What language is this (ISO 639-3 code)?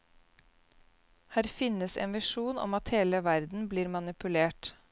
nor